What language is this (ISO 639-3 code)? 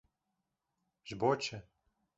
kur